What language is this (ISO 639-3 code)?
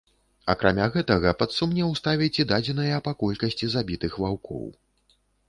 bel